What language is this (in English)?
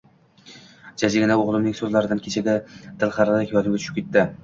Uzbek